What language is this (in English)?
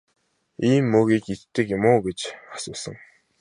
Mongolian